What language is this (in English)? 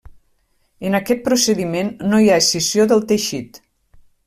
Catalan